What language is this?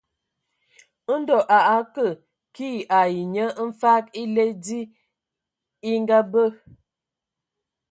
Ewondo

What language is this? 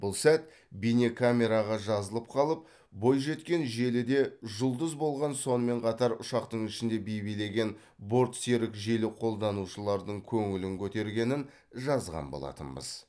Kazakh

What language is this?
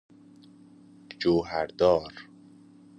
Persian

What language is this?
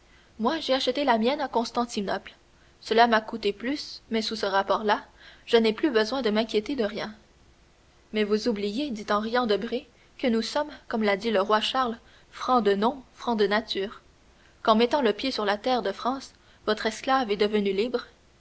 French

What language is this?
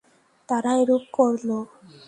Bangla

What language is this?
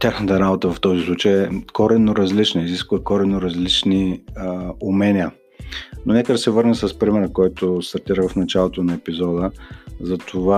Bulgarian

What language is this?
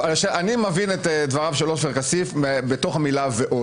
Hebrew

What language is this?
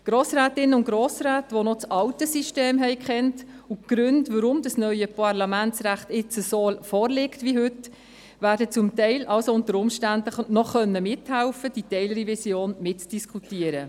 Swiss German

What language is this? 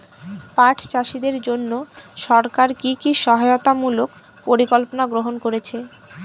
Bangla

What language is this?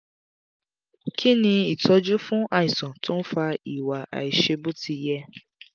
Yoruba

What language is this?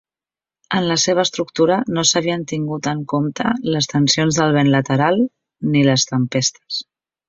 Catalan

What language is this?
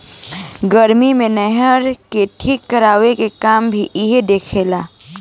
Bhojpuri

